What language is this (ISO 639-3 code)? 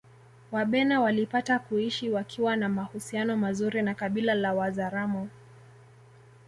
swa